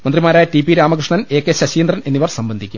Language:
Malayalam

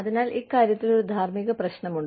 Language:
Malayalam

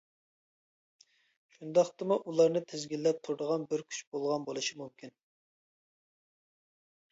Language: Uyghur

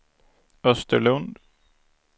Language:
Swedish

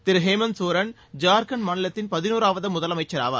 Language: Tamil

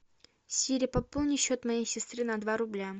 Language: Russian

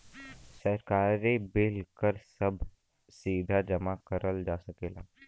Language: Bhojpuri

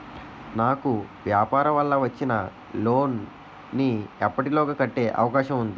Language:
Telugu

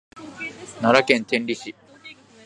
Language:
Japanese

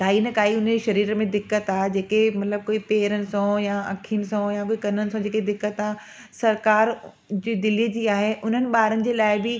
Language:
Sindhi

